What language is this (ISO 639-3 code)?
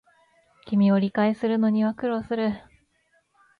jpn